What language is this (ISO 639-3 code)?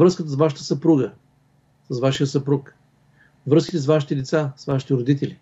bul